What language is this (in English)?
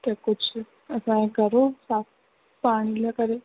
Sindhi